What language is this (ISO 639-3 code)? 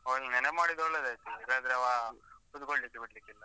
kan